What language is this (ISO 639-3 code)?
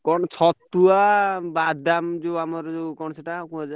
ori